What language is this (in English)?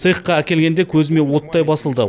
Kazakh